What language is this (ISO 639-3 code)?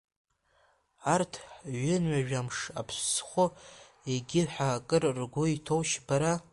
abk